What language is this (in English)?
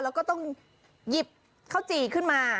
Thai